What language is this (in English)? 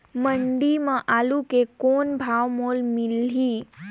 Chhattisgarhi